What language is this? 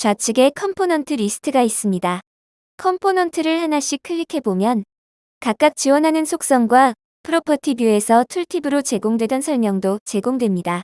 Korean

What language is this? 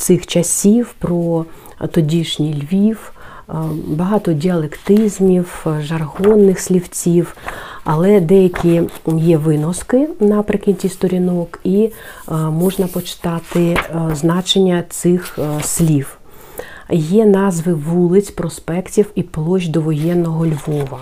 Ukrainian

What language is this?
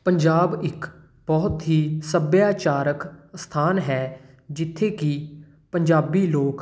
Punjabi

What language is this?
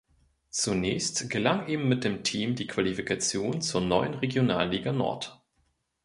German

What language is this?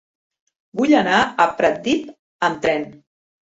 Catalan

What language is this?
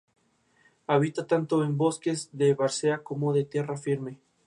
Spanish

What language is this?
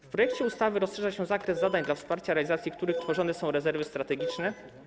Polish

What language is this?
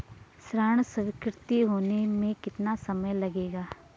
Hindi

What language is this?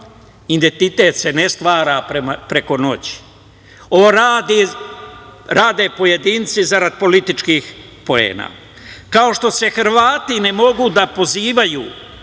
Serbian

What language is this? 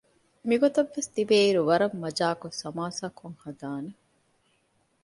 Divehi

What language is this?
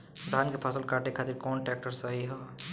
Bhojpuri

